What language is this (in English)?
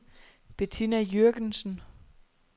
Danish